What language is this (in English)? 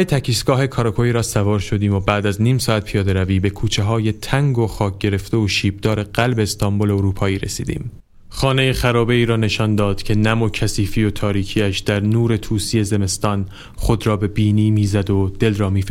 Persian